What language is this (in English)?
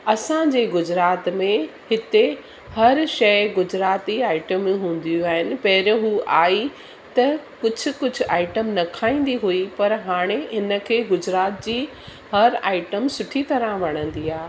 Sindhi